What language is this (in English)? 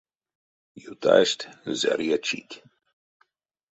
Erzya